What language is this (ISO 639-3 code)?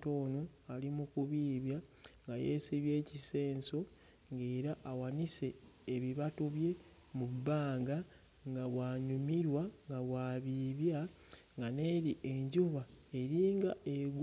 lug